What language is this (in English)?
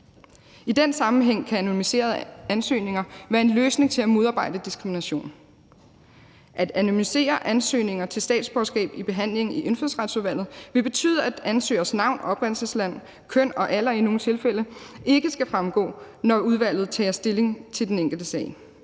Danish